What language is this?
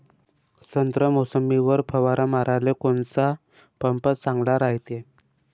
Marathi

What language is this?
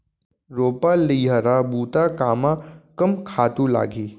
Chhattisgarhi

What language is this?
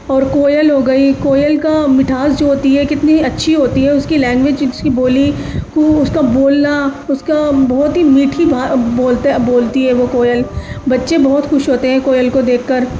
Urdu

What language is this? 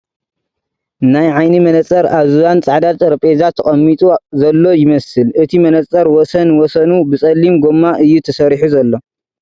Tigrinya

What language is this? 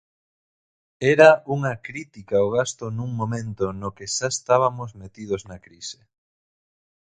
Galician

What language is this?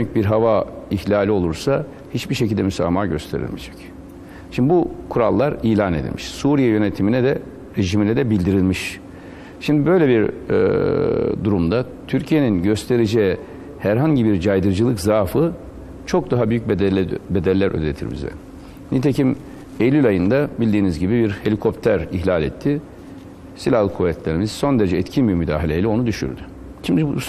Turkish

